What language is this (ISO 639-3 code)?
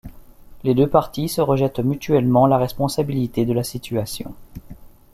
fra